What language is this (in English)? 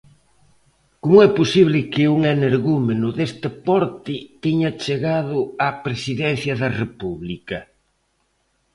Galician